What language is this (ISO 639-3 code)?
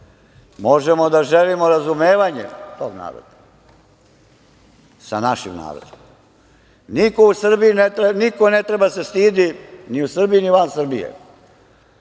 srp